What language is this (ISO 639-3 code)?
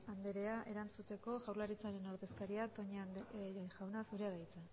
eus